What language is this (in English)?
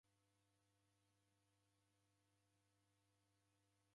Taita